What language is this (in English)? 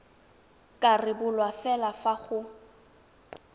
Tswana